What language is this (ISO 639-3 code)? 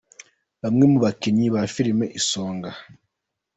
kin